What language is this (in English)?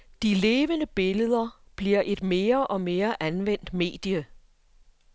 Danish